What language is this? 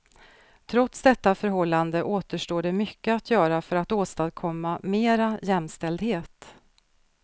Swedish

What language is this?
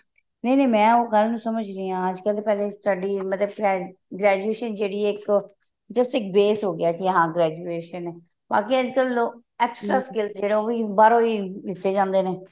Punjabi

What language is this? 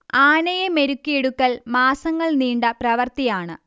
Malayalam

